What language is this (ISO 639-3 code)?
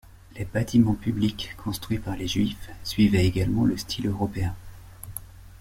fra